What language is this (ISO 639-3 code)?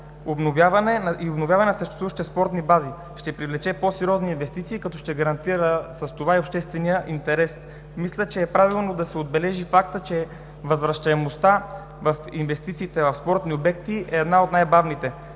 bul